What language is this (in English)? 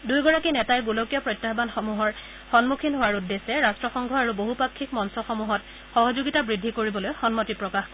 Assamese